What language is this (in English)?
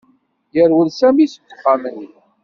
Kabyle